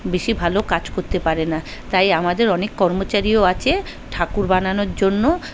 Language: Bangla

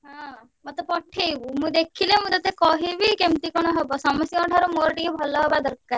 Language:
Odia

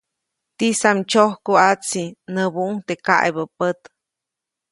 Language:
Copainalá Zoque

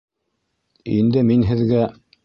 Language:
Bashkir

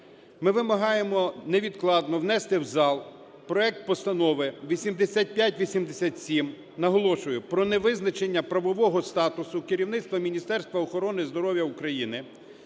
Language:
Ukrainian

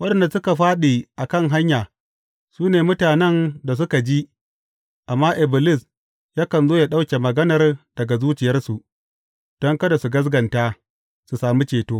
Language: Hausa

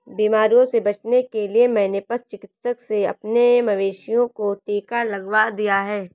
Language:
Hindi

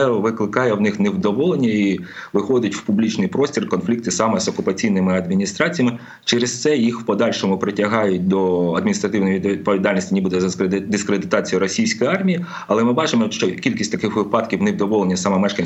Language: Ukrainian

